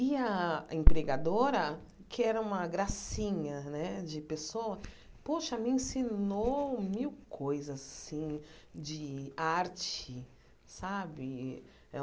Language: Portuguese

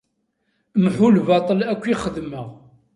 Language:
Kabyle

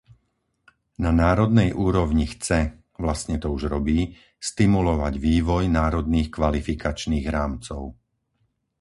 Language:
Slovak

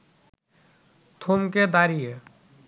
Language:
Bangla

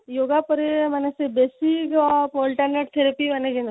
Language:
Odia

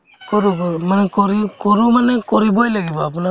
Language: Assamese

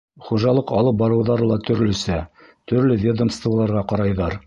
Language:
Bashkir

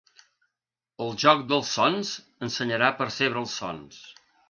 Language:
Catalan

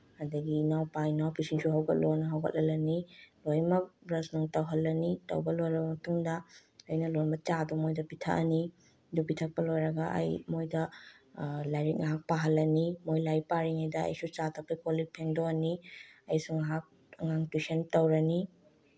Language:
Manipuri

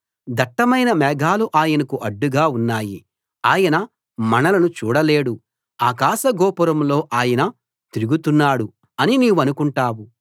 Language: Telugu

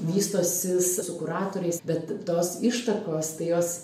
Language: Lithuanian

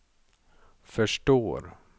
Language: Swedish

